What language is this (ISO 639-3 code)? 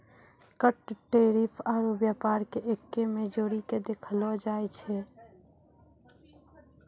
mai